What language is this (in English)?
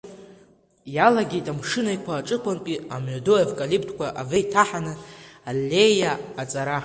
Abkhazian